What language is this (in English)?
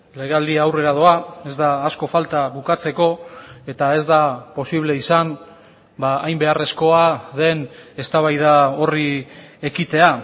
Basque